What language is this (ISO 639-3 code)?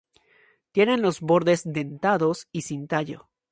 spa